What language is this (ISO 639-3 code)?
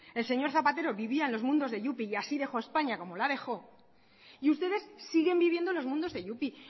spa